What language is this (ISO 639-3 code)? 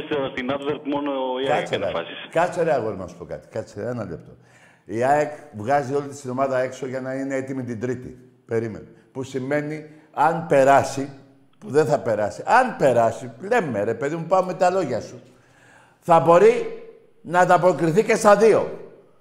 ell